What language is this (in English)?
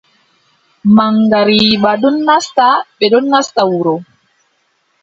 Adamawa Fulfulde